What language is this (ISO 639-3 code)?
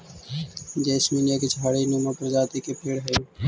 mag